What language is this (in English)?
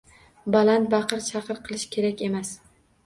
Uzbek